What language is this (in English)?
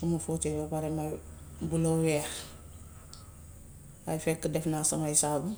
Gambian Wolof